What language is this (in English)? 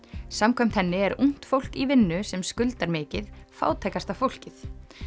Icelandic